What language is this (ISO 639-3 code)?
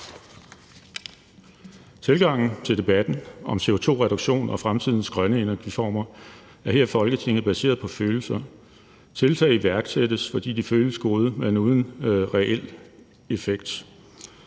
dan